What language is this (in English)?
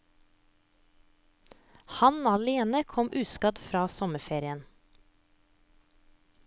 Norwegian